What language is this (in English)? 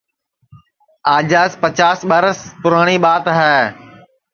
Sansi